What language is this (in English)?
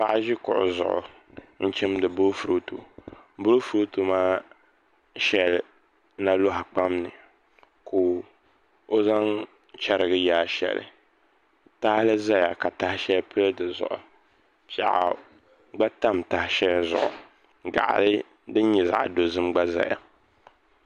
Dagbani